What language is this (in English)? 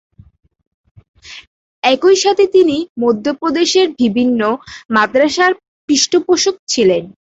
Bangla